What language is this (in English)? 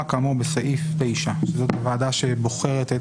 Hebrew